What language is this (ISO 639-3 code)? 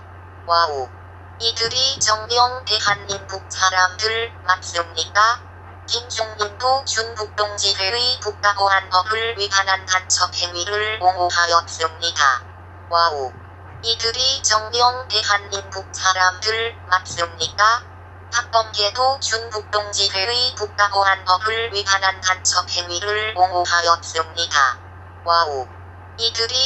kor